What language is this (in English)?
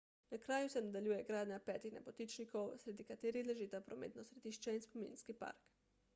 Slovenian